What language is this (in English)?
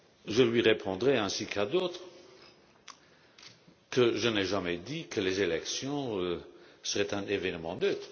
French